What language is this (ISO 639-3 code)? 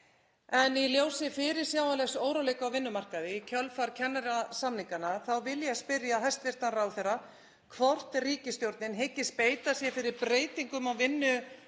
isl